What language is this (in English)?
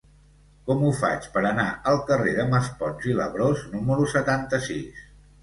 Catalan